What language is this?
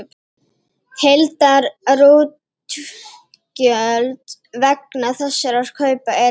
Icelandic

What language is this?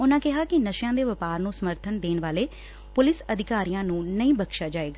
Punjabi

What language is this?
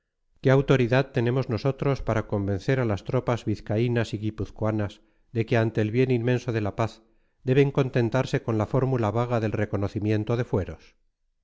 Spanish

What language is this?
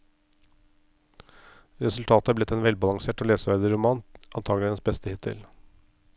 Norwegian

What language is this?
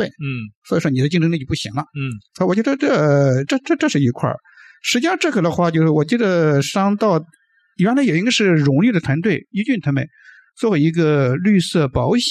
Chinese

